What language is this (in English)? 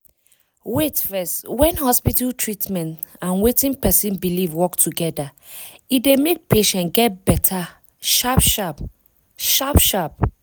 Nigerian Pidgin